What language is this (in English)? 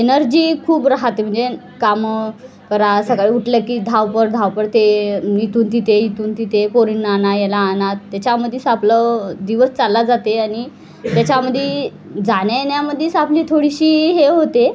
Marathi